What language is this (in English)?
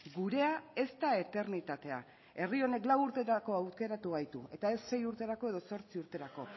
Basque